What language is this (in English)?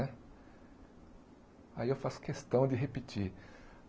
Portuguese